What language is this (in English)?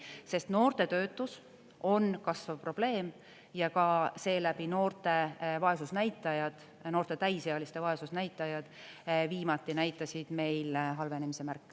Estonian